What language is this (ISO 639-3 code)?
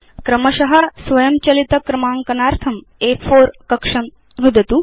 san